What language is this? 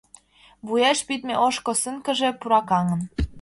Mari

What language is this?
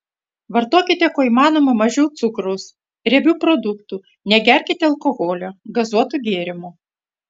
Lithuanian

